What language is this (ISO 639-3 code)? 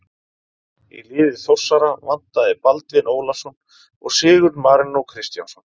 isl